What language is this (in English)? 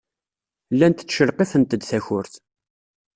Kabyle